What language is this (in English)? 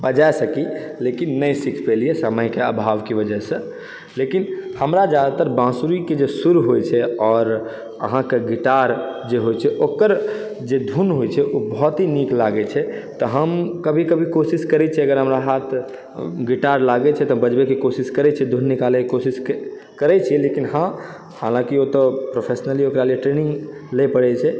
Maithili